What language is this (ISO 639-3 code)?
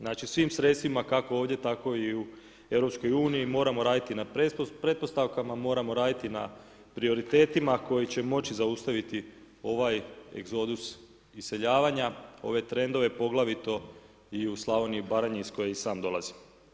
hrv